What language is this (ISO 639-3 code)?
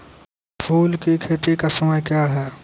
mai